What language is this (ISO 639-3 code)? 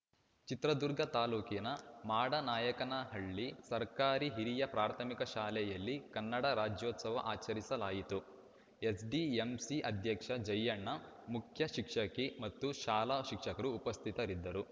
kan